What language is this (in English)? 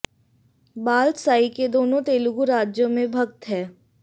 Hindi